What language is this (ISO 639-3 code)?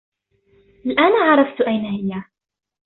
ara